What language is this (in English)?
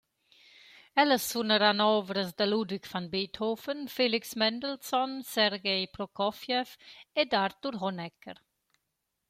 Romansh